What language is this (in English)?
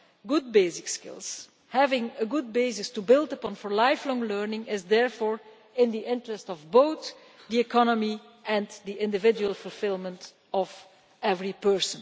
English